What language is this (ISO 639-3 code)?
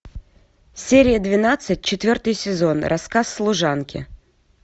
rus